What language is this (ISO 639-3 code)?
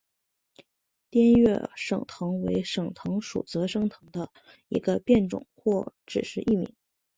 zho